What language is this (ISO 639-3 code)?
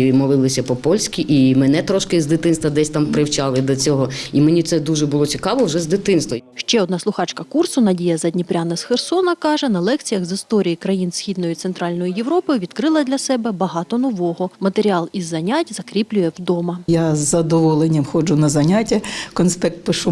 ukr